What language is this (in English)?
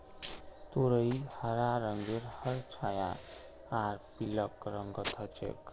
Magahi